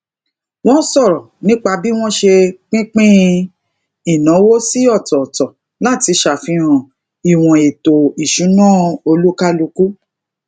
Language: Yoruba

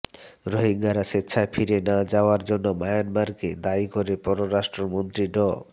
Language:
Bangla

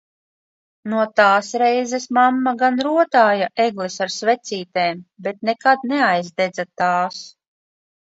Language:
Latvian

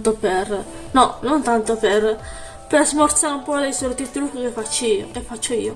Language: Italian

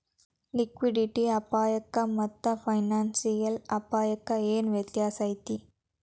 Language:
Kannada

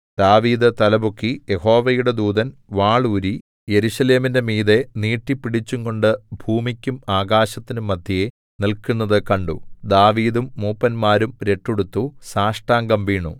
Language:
Malayalam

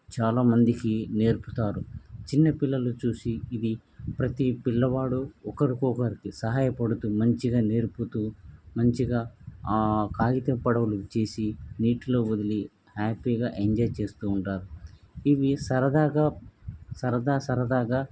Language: Telugu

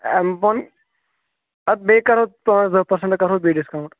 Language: Kashmiri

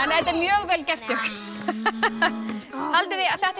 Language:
Icelandic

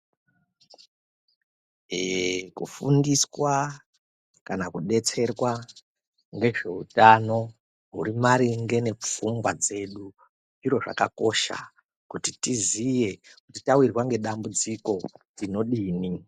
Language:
Ndau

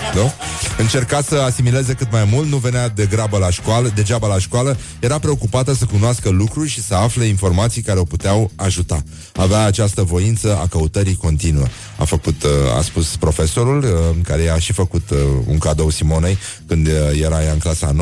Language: Romanian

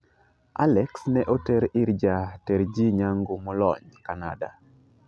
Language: Luo (Kenya and Tanzania)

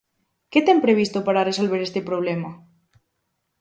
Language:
Galician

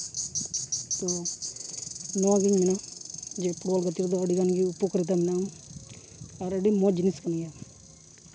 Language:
Santali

